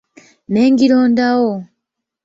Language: Ganda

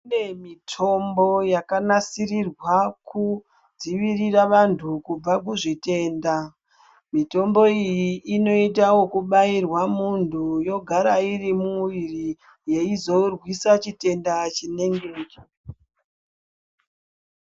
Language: Ndau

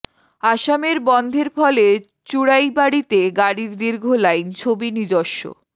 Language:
Bangla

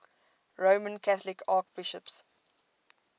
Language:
English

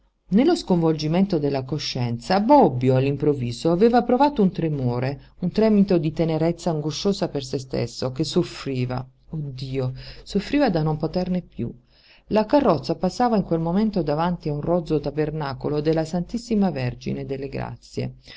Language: Italian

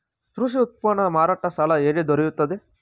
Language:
Kannada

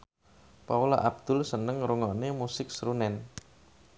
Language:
Javanese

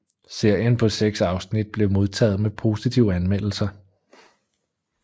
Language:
Danish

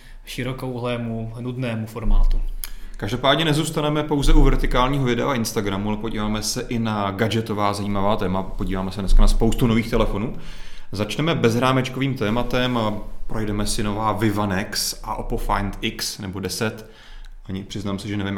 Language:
Czech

